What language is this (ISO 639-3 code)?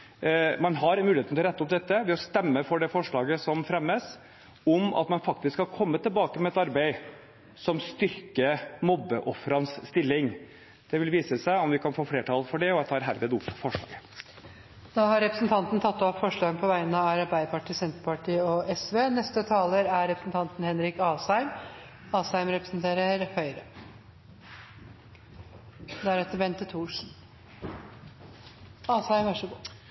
nor